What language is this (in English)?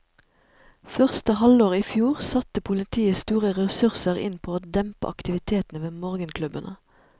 Norwegian